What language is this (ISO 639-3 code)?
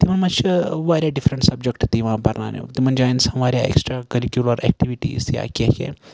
kas